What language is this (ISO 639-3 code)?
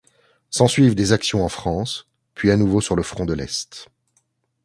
fra